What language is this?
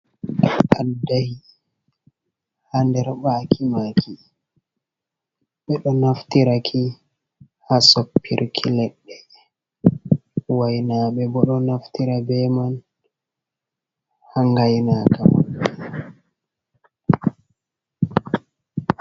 Fula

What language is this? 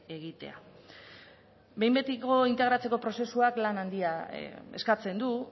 Basque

